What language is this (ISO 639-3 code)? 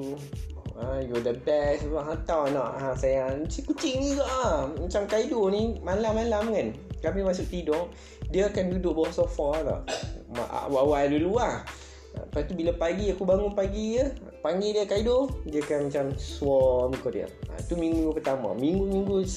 msa